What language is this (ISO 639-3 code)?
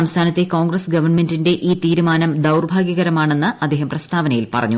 mal